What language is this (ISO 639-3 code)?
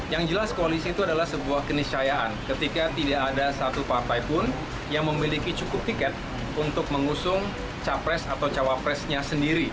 ind